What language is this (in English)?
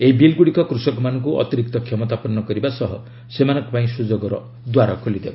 Odia